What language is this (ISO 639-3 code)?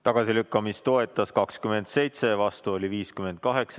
est